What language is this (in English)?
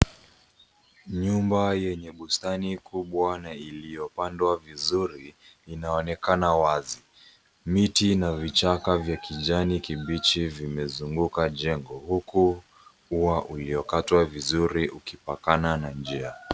Swahili